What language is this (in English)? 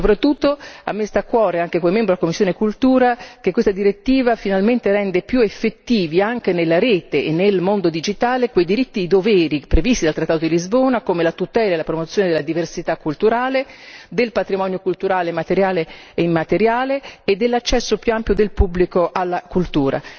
Italian